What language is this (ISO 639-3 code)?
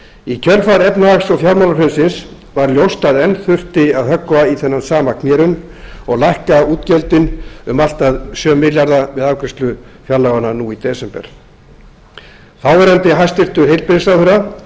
isl